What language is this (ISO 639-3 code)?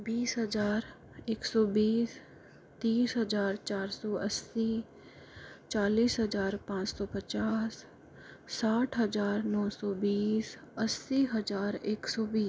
hin